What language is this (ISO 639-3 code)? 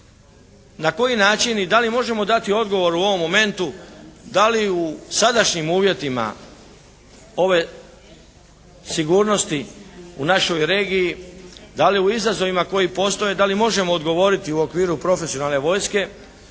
hrv